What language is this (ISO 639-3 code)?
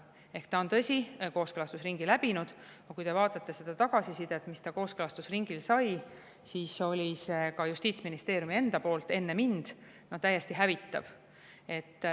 est